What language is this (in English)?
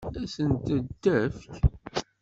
Kabyle